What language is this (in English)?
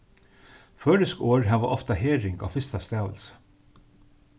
Faroese